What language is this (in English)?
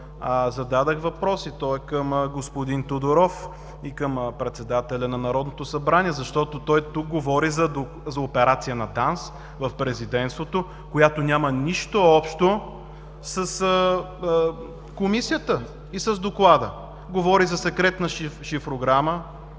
Bulgarian